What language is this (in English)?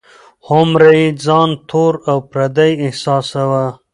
Pashto